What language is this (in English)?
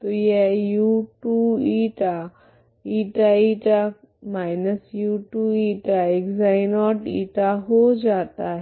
Hindi